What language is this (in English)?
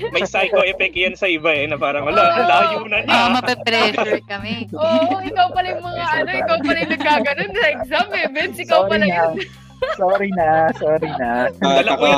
Filipino